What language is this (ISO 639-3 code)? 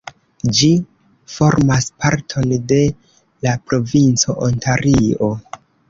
epo